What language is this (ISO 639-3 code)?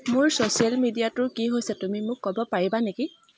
asm